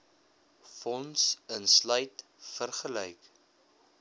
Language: Afrikaans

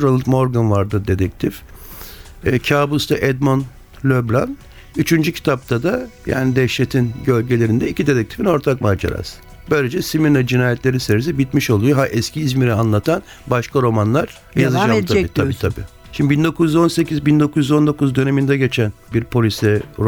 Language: Turkish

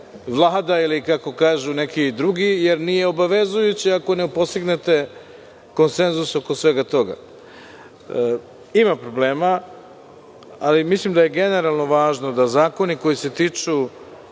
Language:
Serbian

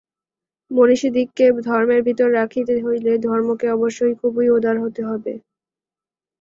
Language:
Bangla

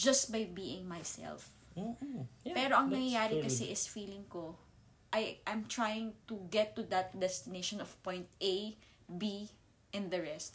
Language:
Filipino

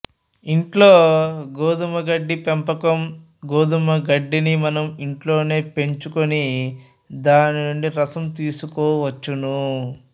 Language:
Telugu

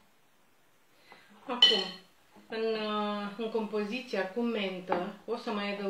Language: Romanian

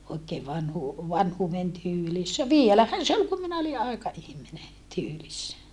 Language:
Finnish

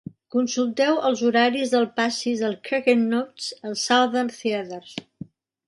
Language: Catalan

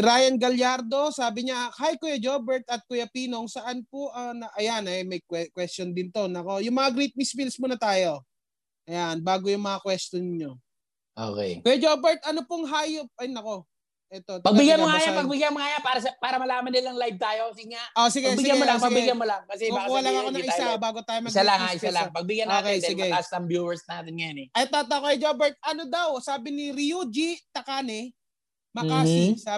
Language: Filipino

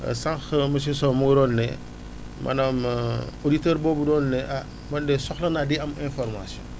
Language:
Wolof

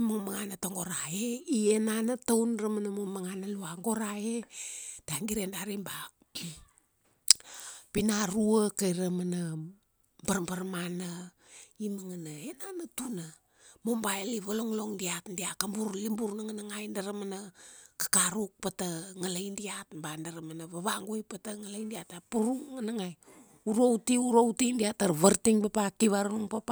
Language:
Kuanua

